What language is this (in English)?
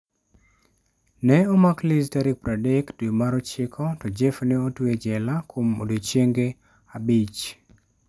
Luo (Kenya and Tanzania)